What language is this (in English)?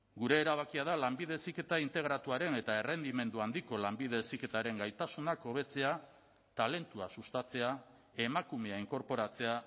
Basque